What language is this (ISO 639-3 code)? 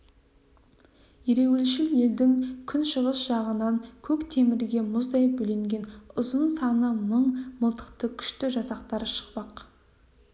kaz